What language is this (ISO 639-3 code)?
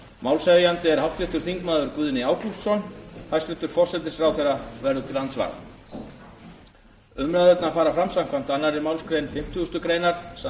isl